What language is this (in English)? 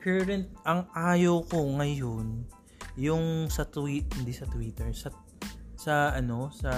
Filipino